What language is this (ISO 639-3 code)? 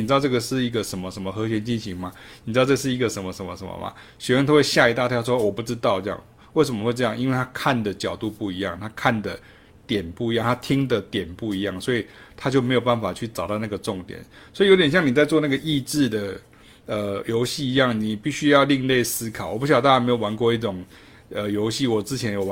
zho